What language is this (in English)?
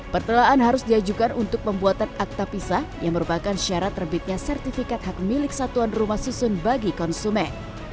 Indonesian